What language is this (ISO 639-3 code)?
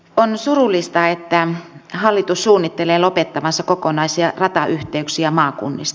fin